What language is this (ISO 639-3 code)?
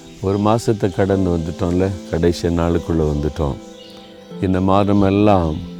tam